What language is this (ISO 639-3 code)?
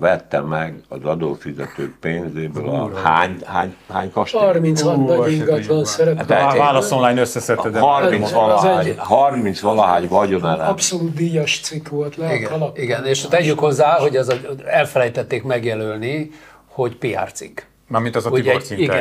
hun